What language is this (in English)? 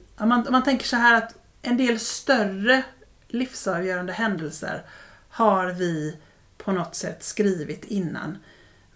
Swedish